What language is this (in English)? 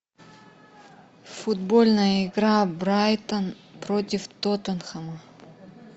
Russian